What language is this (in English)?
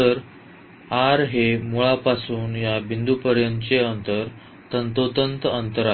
Marathi